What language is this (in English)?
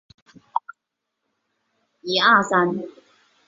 Chinese